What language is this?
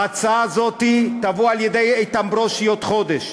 Hebrew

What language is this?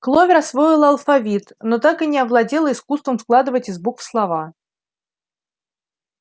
Russian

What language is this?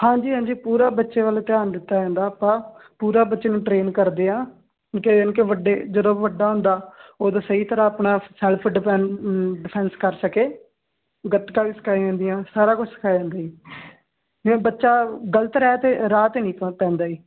Punjabi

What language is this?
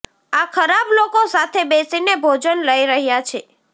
Gujarati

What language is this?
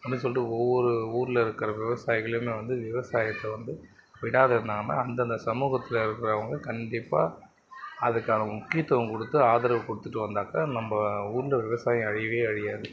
Tamil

